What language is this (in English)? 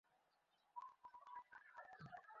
Bangla